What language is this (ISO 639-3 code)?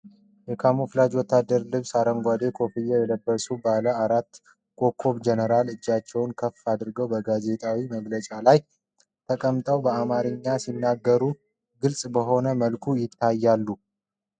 amh